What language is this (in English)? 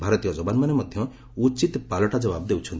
Odia